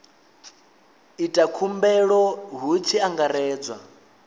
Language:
Venda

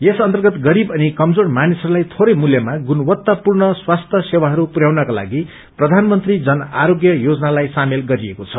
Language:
Nepali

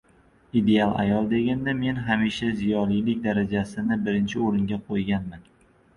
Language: Uzbek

